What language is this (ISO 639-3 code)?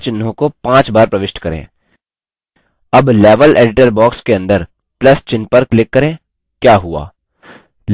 hin